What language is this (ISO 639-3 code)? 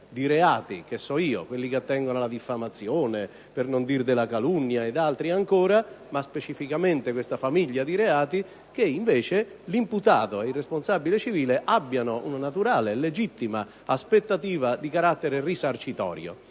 ita